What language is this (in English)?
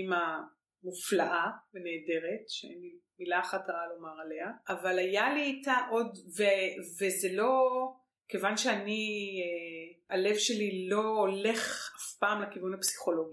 Hebrew